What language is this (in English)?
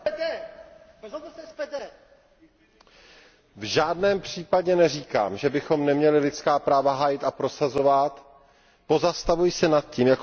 Czech